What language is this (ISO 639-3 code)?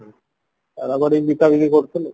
ori